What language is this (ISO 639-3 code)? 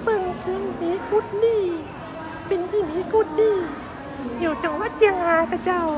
tha